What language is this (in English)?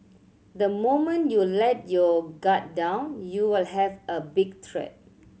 English